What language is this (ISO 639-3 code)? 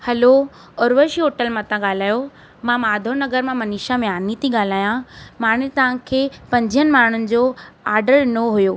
snd